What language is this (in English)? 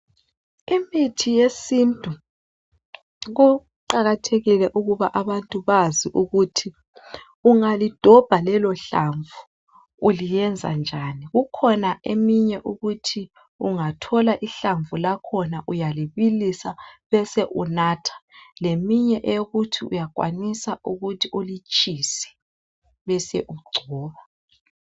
North Ndebele